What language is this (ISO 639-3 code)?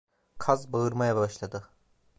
tur